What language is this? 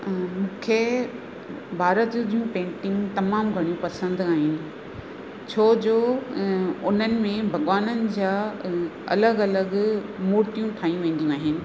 Sindhi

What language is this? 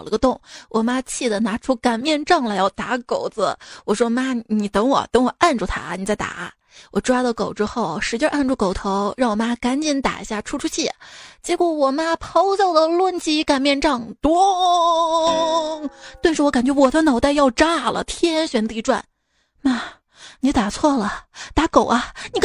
Chinese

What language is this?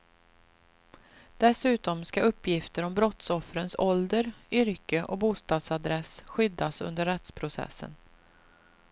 Swedish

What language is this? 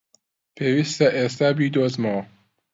Central Kurdish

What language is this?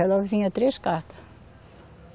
Portuguese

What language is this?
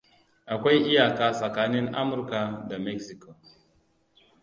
Hausa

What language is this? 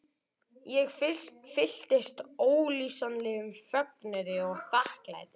Icelandic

